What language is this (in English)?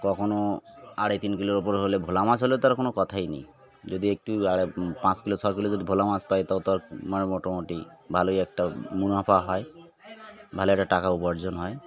Bangla